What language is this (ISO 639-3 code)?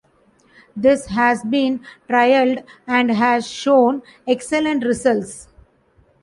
eng